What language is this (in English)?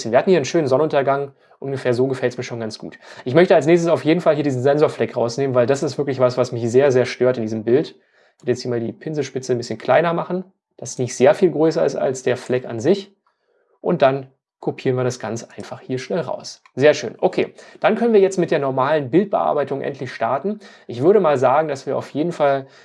German